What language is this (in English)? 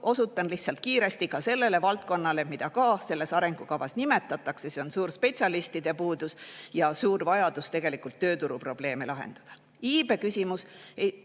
Estonian